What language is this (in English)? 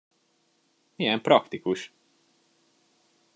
Hungarian